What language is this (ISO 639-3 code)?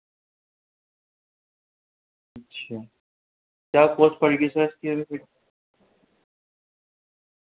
urd